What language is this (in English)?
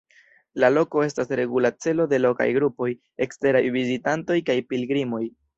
Esperanto